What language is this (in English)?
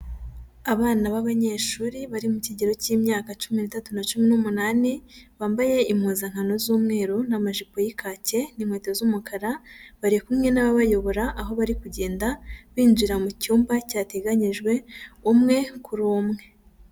Kinyarwanda